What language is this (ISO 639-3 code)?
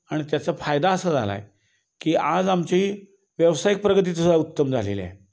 mar